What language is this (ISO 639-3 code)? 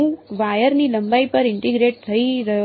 guj